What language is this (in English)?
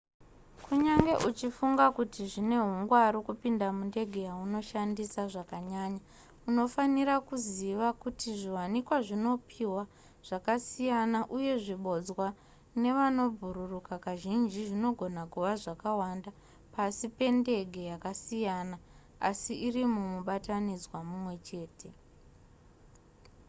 Shona